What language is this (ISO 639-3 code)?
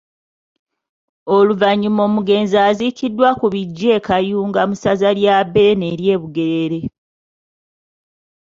lug